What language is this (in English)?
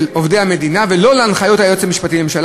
Hebrew